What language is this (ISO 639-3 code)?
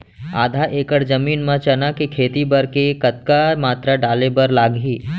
hne